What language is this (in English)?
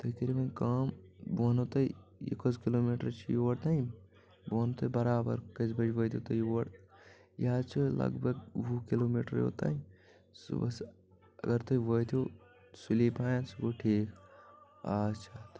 Kashmiri